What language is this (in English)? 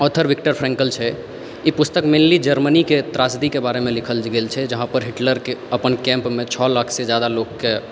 Maithili